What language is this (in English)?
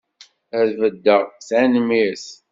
Kabyle